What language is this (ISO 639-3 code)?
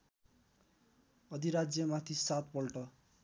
nep